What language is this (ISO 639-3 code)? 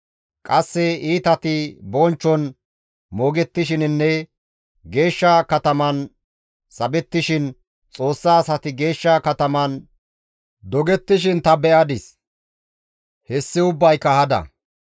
gmv